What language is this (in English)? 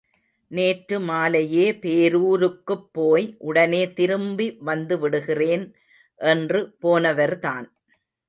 Tamil